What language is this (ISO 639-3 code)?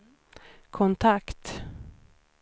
swe